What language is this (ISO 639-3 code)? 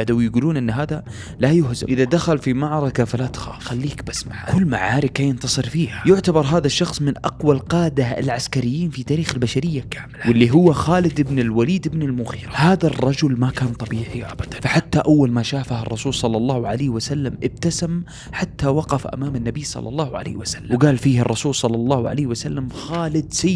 ara